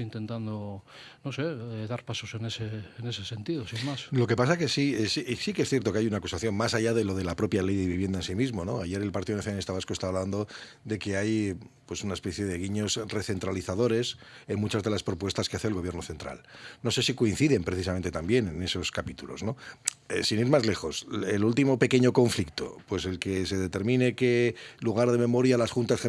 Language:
Spanish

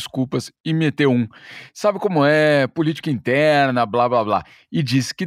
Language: Portuguese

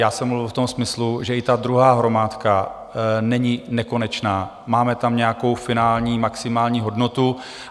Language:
Czech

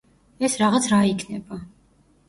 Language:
Georgian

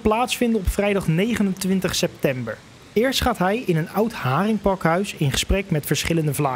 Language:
Dutch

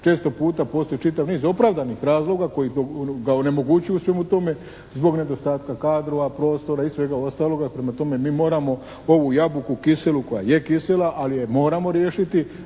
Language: Croatian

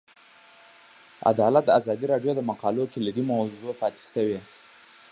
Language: Pashto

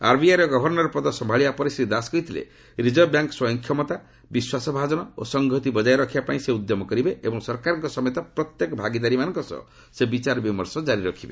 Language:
Odia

